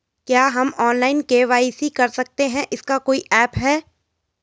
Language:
Hindi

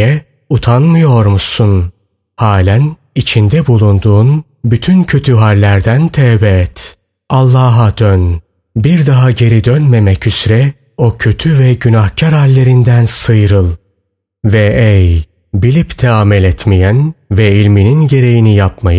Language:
Turkish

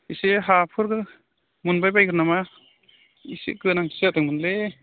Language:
Bodo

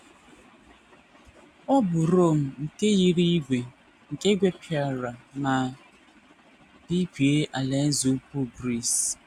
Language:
Igbo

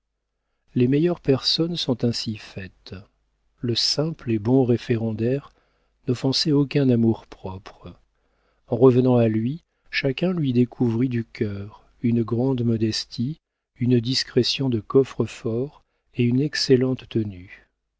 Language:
French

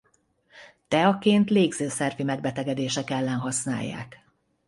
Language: Hungarian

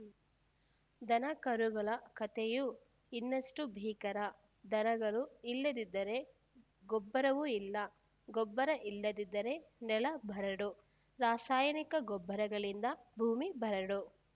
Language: Kannada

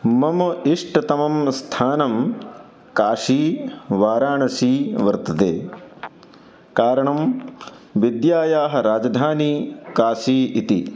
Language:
Sanskrit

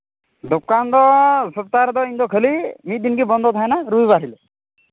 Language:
Santali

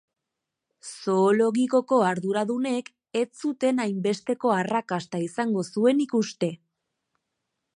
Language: Basque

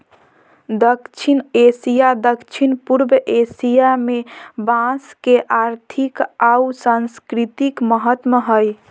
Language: Magahi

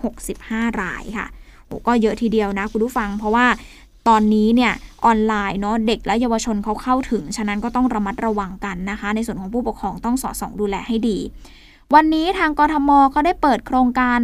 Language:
Thai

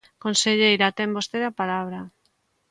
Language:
Galician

